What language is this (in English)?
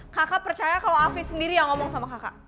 Indonesian